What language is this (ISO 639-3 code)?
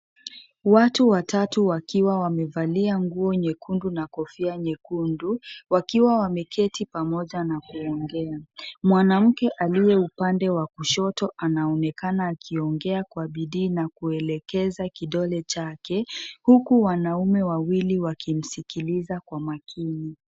swa